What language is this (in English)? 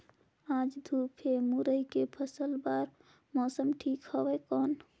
Chhattisgarhi